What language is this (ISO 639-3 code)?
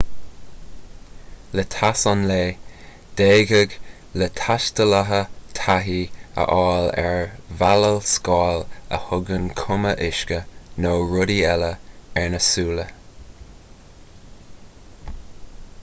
gle